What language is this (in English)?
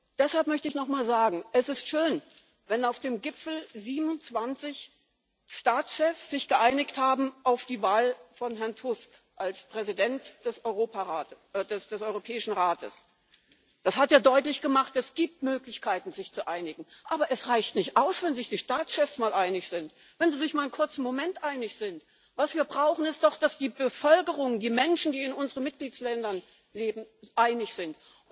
German